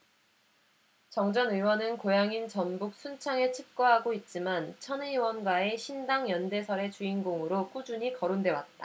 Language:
Korean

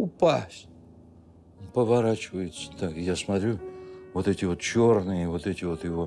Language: Russian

